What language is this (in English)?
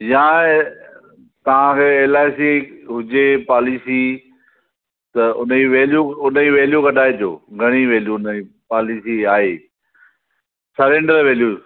Sindhi